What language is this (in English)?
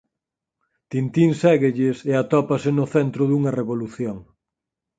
Galician